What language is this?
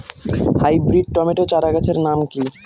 Bangla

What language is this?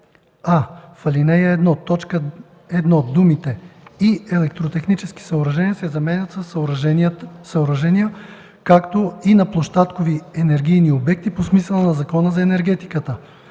Bulgarian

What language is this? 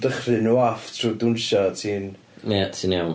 Welsh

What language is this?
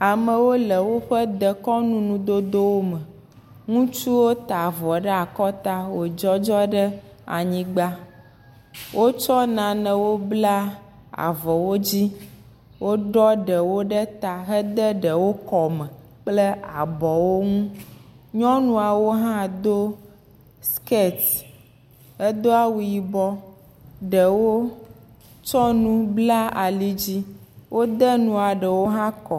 Ewe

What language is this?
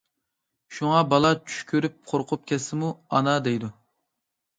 Uyghur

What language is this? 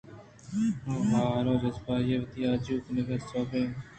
Eastern Balochi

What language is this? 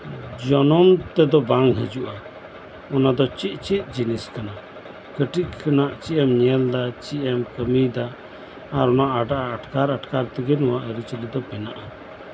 Santali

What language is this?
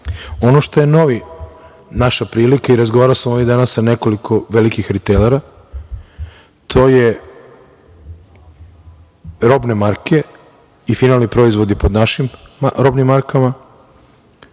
Serbian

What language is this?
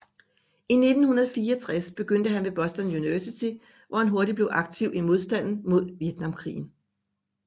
Danish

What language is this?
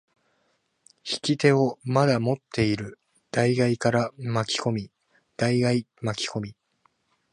Japanese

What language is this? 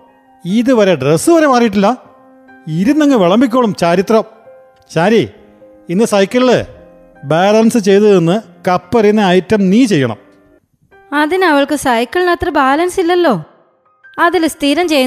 Malayalam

